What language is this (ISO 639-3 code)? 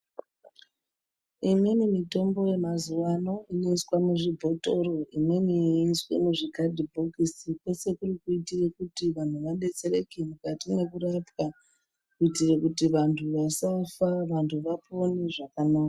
ndc